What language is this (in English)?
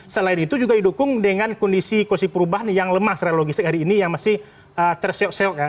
Indonesian